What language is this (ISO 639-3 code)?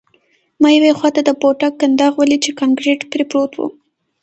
pus